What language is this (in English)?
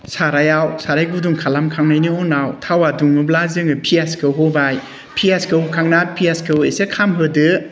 Bodo